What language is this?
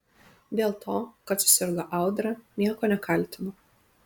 Lithuanian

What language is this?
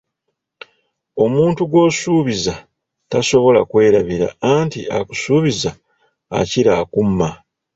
Ganda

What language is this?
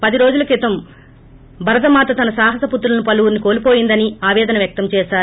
Telugu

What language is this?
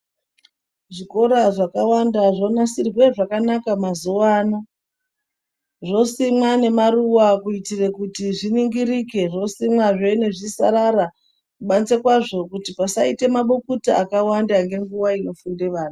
Ndau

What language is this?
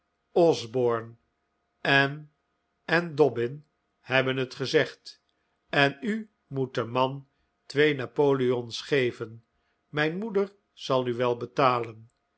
Dutch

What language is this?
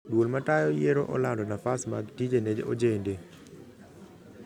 Luo (Kenya and Tanzania)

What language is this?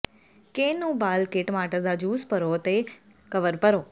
Punjabi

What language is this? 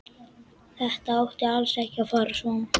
Icelandic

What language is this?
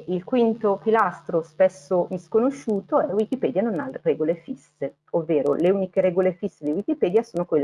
Italian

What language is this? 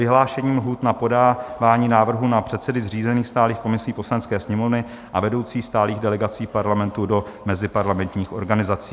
Czech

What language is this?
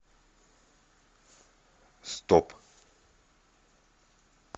Russian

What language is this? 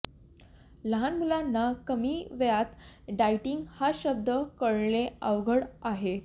Marathi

